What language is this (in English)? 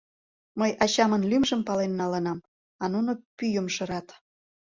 Mari